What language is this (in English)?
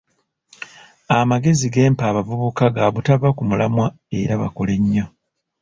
Ganda